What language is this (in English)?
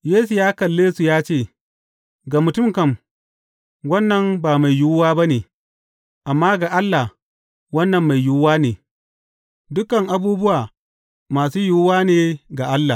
Hausa